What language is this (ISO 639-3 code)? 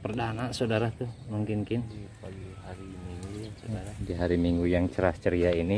ind